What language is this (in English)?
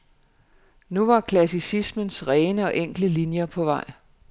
Danish